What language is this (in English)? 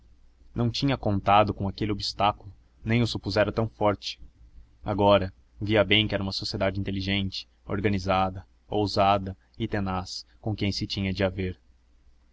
Portuguese